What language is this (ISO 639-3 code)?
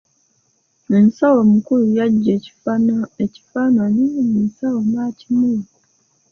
lug